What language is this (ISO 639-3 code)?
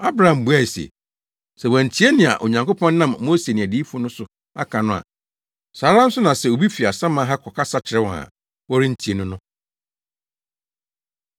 aka